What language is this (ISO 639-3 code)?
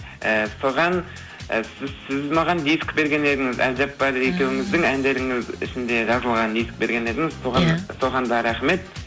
kaz